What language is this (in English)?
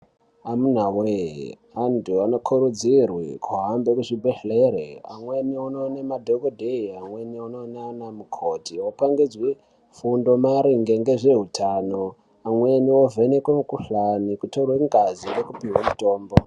Ndau